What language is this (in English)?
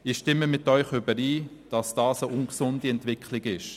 Swiss German